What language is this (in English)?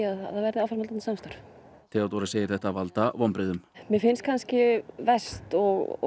Icelandic